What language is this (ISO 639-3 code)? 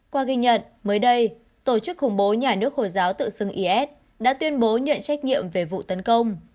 vie